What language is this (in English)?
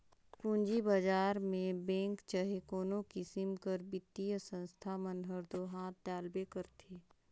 Chhattisgarhi